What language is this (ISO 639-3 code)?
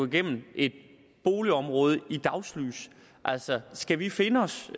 dan